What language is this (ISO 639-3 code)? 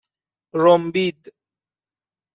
fas